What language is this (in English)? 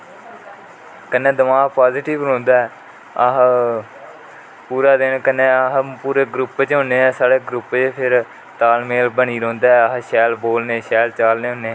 Dogri